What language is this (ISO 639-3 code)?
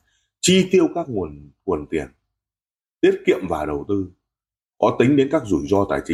vie